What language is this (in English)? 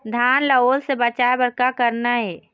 Chhattisgarhi